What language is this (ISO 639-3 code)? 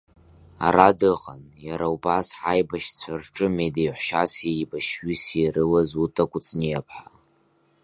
abk